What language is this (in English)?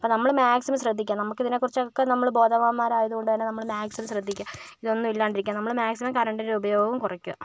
Malayalam